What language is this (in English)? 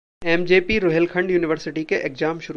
Hindi